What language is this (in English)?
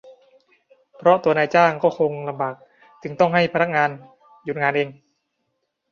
Thai